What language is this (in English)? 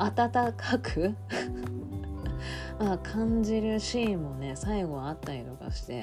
Japanese